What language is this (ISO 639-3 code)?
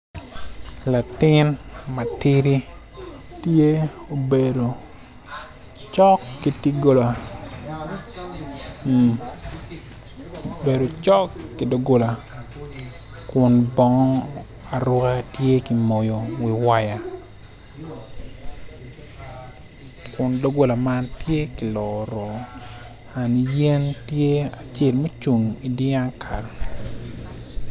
ach